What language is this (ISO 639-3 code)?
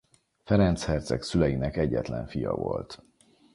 hun